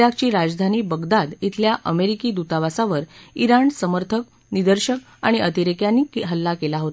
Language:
Marathi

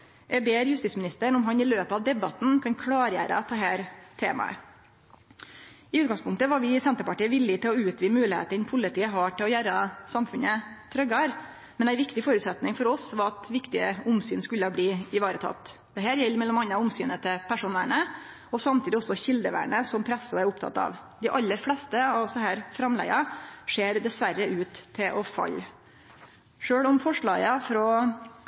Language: Norwegian Nynorsk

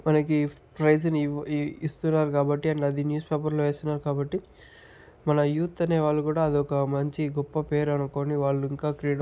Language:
Telugu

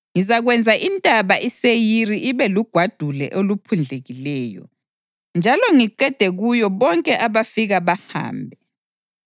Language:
North Ndebele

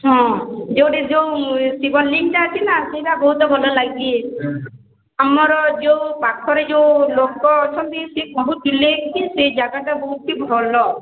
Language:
Odia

